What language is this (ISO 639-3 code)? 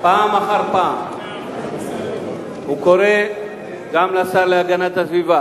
heb